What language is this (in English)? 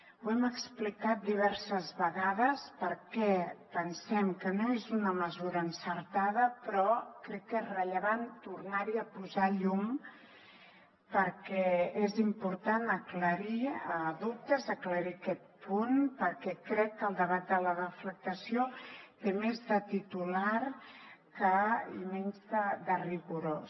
Catalan